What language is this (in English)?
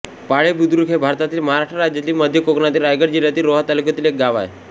Marathi